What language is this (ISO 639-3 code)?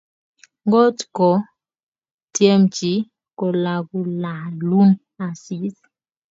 kln